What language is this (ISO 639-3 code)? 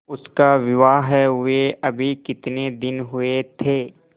hin